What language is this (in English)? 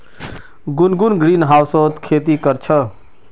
Magahi